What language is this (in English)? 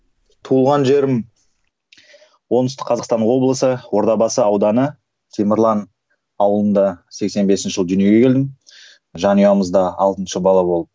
Kazakh